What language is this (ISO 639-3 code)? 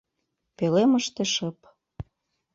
chm